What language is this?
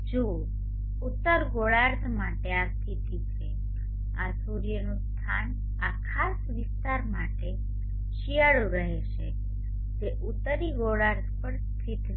Gujarati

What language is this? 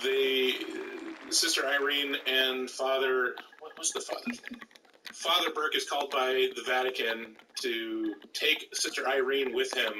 English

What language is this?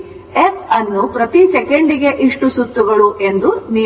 Kannada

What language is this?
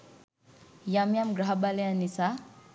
Sinhala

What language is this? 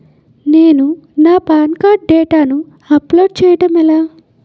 Telugu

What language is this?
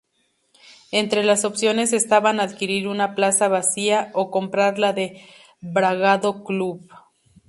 Spanish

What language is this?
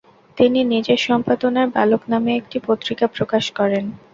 Bangla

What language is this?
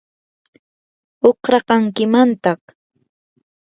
Yanahuanca Pasco Quechua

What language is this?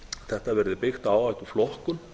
Icelandic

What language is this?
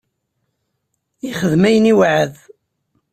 Kabyle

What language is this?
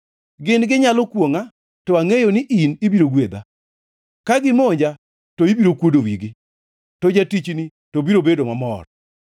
Luo (Kenya and Tanzania)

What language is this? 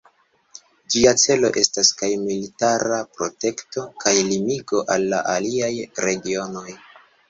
Esperanto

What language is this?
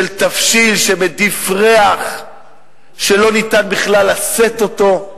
Hebrew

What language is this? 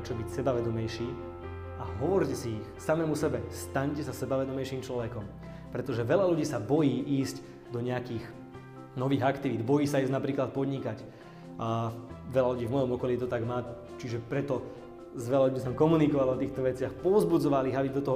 Slovak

